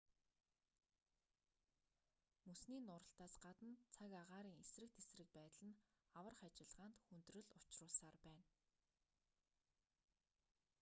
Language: Mongolian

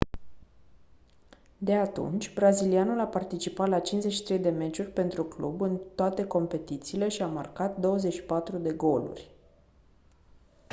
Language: Romanian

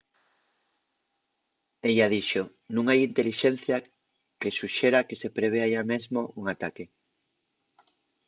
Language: Asturian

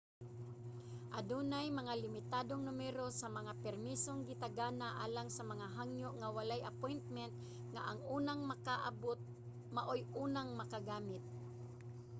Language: Cebuano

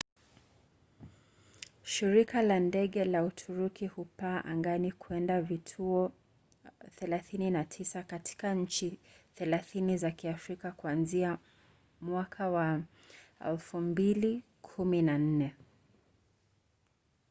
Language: Swahili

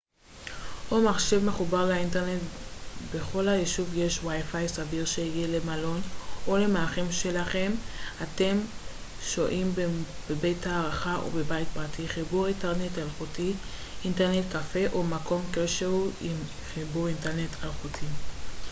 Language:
Hebrew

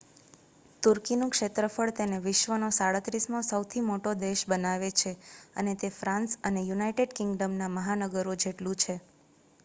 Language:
Gujarati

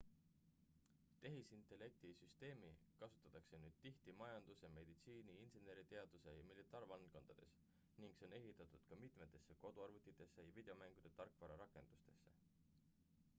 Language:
Estonian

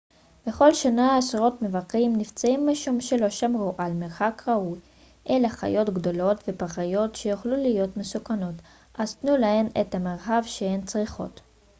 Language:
Hebrew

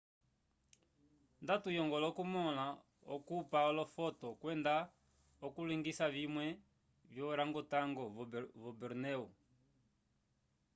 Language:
Umbundu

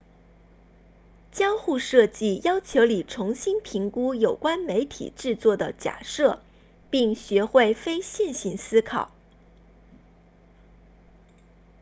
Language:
Chinese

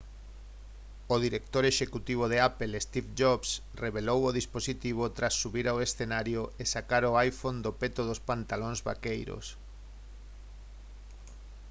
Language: Galician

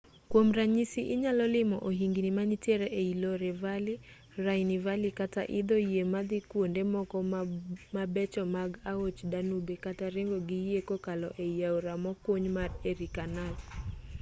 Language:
Luo (Kenya and Tanzania)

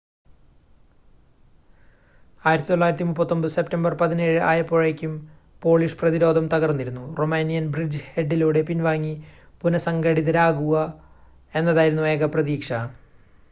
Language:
Malayalam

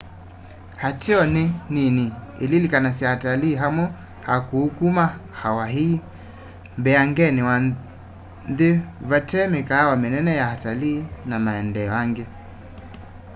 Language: Kamba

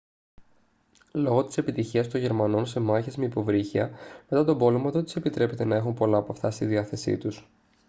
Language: Greek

